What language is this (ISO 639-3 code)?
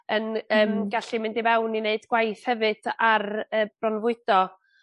cym